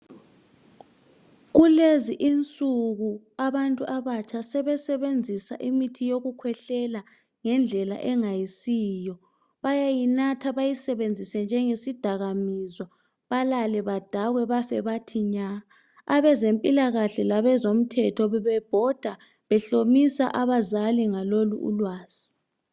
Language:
North Ndebele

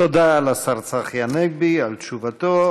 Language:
Hebrew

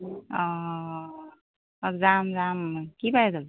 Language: Assamese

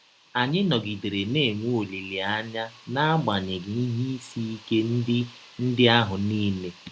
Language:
Igbo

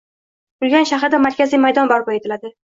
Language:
Uzbek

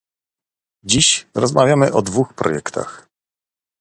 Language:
Polish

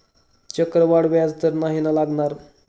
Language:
Marathi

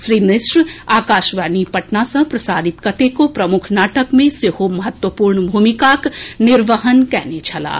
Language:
Maithili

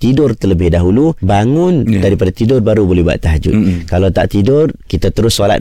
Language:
Malay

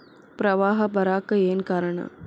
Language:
Kannada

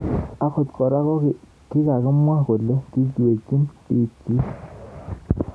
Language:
Kalenjin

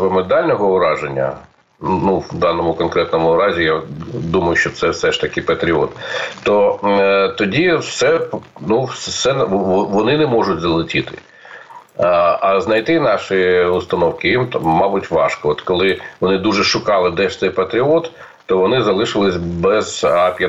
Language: Ukrainian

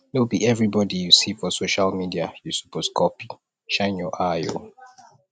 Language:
Nigerian Pidgin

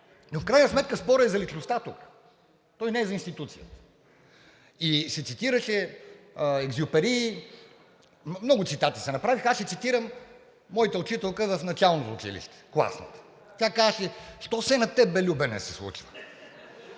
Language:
Bulgarian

